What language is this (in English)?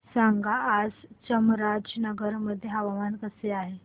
Marathi